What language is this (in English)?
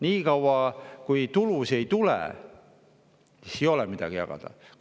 Estonian